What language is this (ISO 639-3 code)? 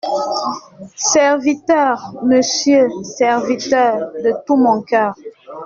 fra